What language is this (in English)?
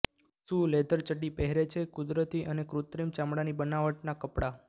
Gujarati